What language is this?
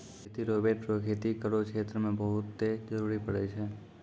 Maithili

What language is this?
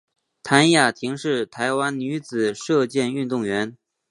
Chinese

